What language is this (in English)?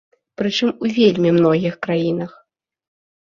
Belarusian